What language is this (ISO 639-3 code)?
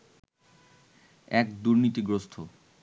ben